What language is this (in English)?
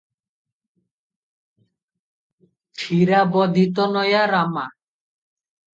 Odia